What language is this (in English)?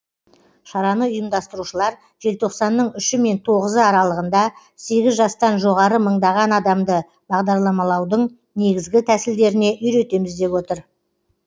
Kazakh